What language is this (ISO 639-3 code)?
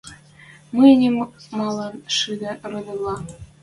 mrj